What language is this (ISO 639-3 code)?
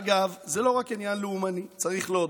heb